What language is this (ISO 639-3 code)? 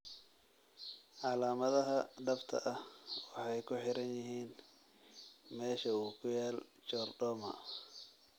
som